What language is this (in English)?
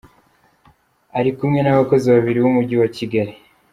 Kinyarwanda